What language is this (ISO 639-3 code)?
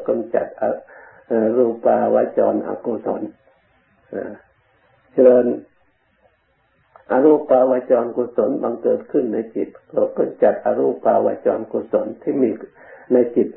tha